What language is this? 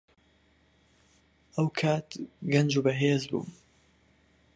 Central Kurdish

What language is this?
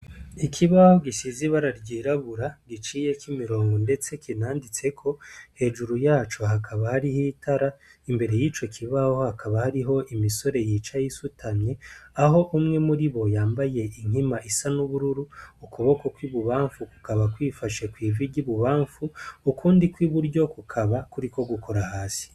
Rundi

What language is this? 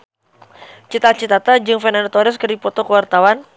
Sundanese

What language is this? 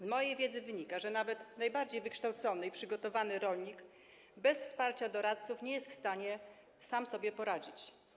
Polish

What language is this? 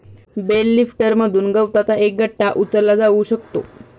Marathi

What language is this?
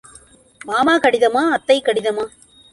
Tamil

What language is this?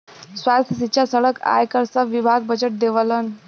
Bhojpuri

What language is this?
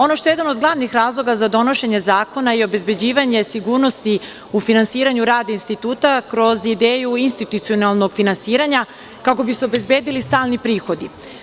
Serbian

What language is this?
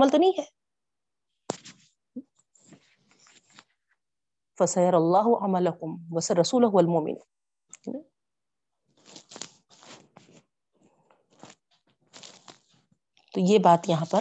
Urdu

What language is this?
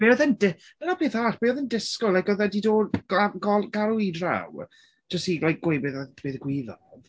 Welsh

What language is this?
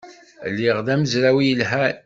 Kabyle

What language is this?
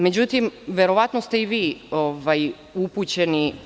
Serbian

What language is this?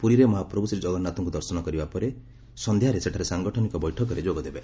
Odia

